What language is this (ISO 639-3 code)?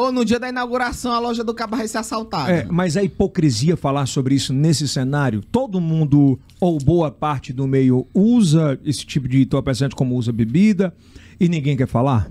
por